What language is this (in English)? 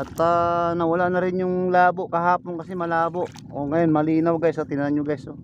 Filipino